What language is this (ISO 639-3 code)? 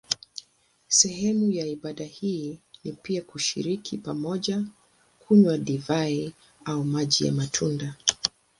swa